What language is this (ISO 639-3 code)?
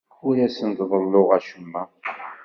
kab